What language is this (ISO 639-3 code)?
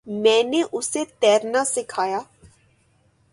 urd